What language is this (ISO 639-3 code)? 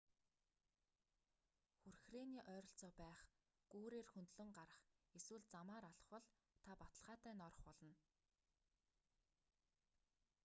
mon